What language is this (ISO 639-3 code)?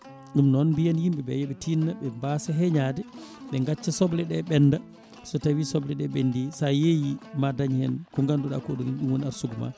ful